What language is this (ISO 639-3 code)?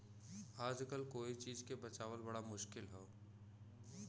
bho